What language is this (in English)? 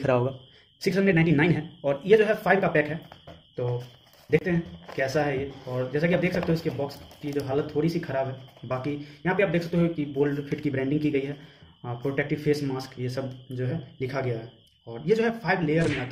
Hindi